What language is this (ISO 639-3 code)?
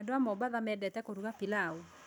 kik